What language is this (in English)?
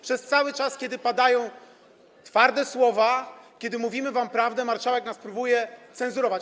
Polish